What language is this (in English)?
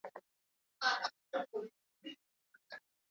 Latvian